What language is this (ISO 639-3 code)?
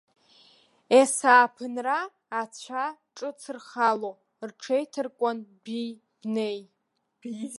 abk